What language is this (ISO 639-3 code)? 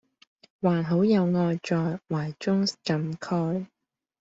yue